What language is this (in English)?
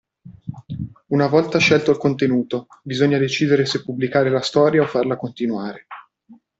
Italian